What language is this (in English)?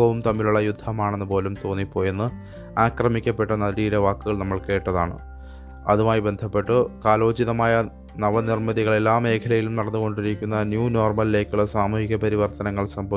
Malayalam